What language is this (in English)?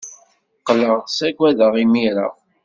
Kabyle